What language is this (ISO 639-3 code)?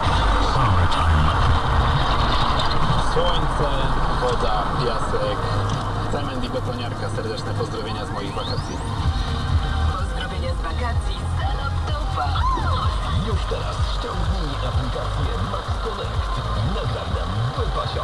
pol